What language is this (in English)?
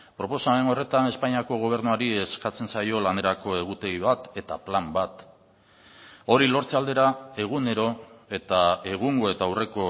Basque